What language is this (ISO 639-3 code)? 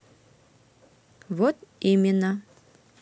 rus